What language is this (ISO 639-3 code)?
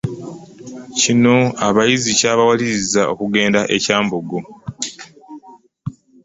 lug